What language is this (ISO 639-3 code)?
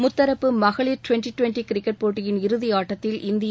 tam